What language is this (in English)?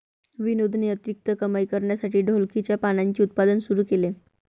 Marathi